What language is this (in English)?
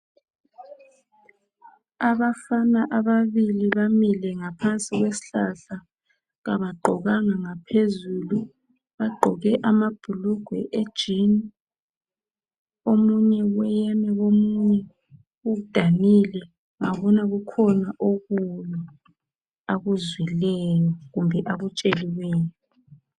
North Ndebele